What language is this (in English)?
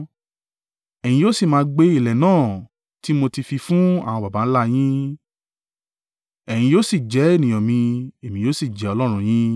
Yoruba